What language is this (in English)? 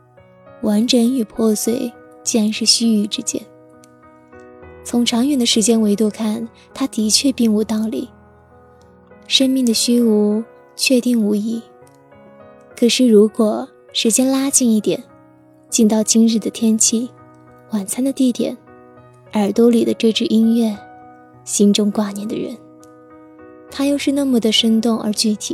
Chinese